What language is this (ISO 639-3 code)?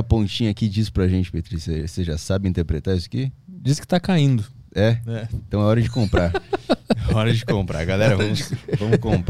por